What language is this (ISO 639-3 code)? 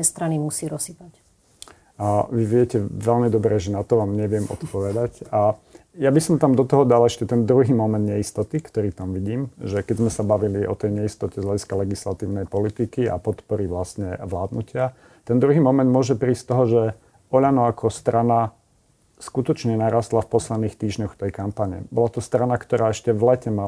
slk